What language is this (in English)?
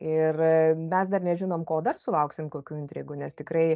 Lithuanian